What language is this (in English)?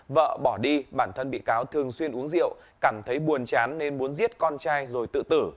Vietnamese